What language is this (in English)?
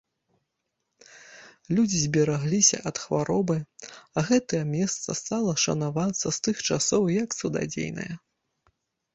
Belarusian